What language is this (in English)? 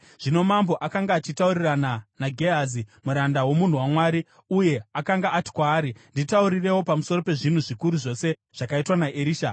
Shona